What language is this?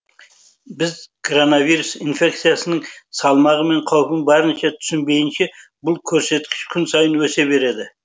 Kazakh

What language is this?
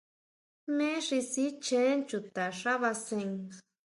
Huautla Mazatec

